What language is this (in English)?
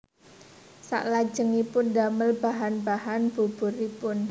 Javanese